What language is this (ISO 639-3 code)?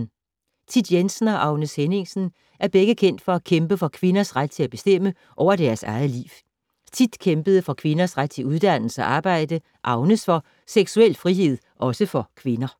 dan